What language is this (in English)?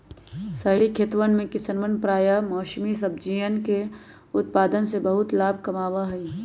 Magahi